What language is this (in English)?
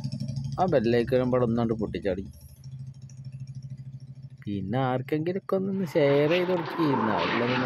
Romanian